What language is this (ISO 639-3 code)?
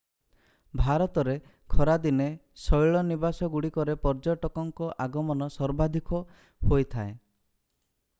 ori